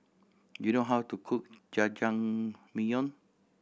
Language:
English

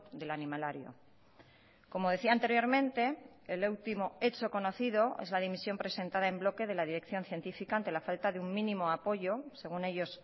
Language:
Spanish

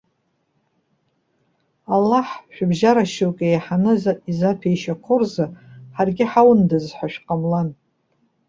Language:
Abkhazian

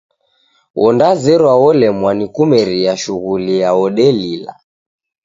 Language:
Taita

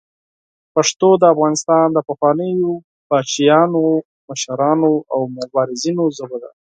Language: Pashto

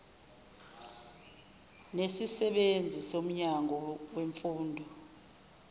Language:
Zulu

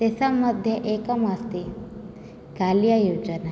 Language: Sanskrit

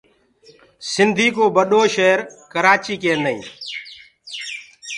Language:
Gurgula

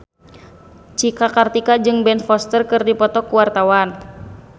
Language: Sundanese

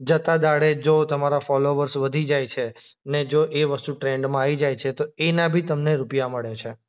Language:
Gujarati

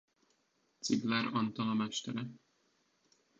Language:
Hungarian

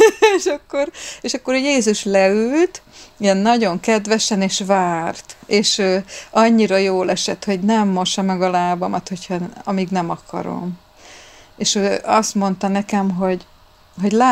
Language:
Hungarian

